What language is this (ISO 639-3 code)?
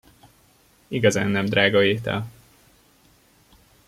hun